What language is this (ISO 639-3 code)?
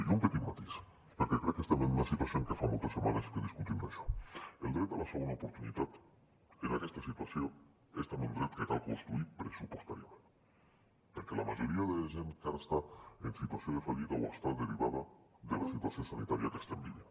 cat